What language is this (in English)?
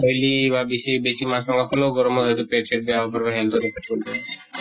Assamese